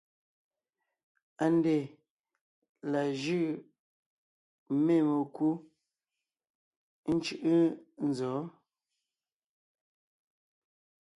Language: Ngiemboon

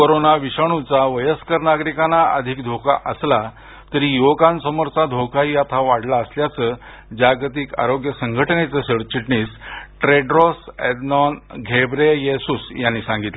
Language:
Marathi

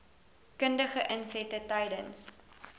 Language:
Afrikaans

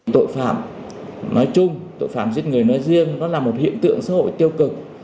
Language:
Vietnamese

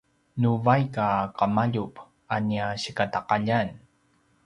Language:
Paiwan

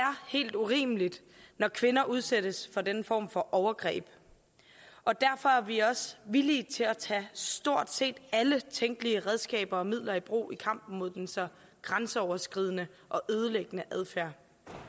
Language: Danish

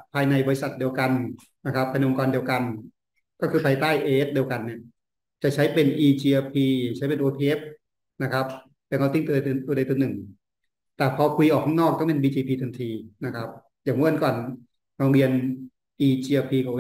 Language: Thai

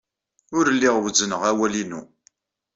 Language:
Kabyle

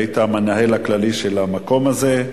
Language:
Hebrew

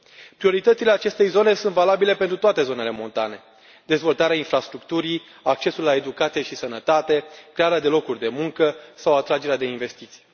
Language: Romanian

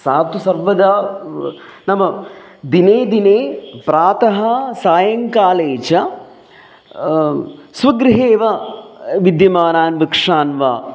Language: Sanskrit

